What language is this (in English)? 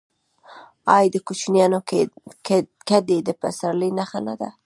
Pashto